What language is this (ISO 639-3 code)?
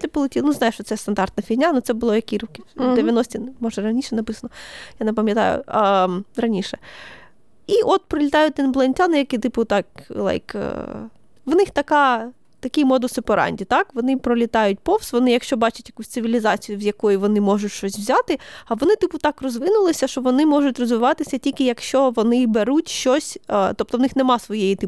ukr